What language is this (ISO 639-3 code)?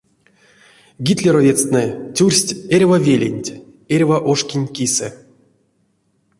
myv